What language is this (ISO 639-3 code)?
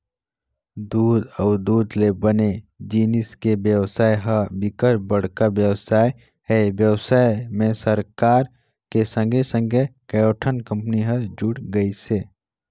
hne